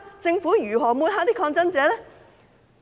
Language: Cantonese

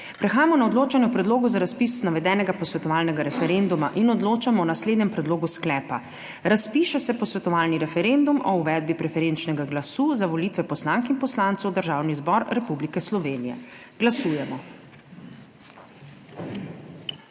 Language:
Slovenian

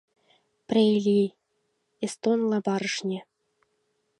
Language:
Mari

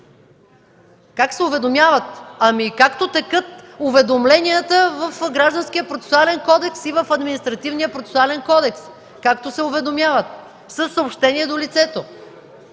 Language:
Bulgarian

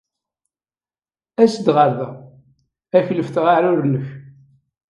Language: Kabyle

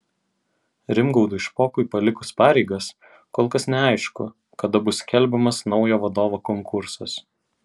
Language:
Lithuanian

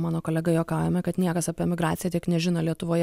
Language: Lithuanian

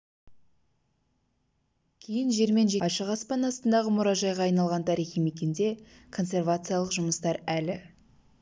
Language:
Kazakh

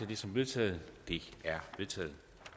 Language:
Danish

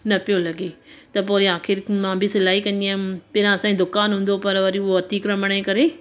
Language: Sindhi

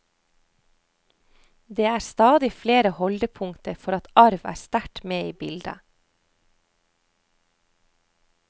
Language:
Norwegian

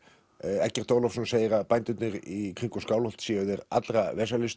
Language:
Icelandic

